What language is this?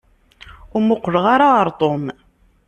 Kabyle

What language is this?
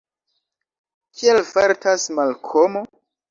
Esperanto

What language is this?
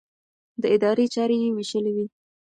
Pashto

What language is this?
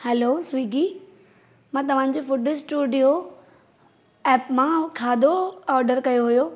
Sindhi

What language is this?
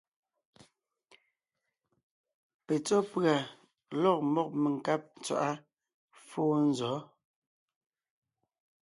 Ngiemboon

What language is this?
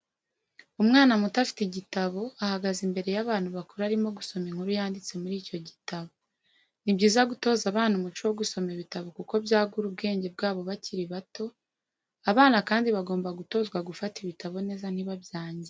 Kinyarwanda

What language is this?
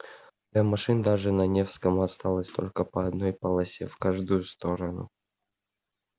Russian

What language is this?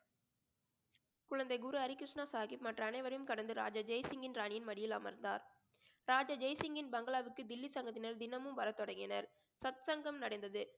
Tamil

